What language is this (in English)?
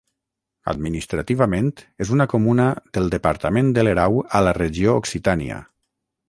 Catalan